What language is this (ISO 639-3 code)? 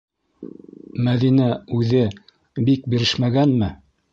bak